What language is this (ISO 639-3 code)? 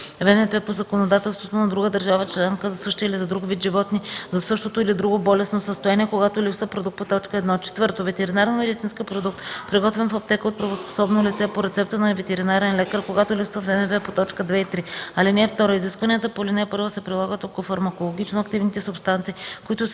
bul